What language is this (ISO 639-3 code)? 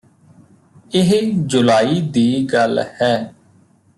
pan